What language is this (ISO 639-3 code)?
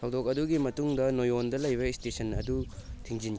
mni